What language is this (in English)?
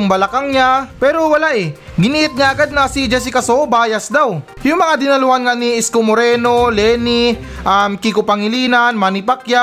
Filipino